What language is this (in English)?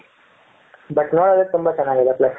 Kannada